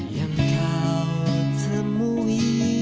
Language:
Indonesian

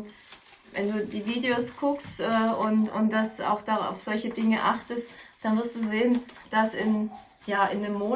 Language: German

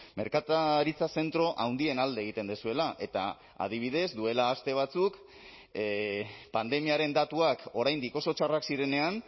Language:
Basque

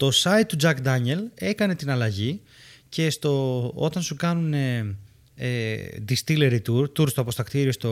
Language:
Greek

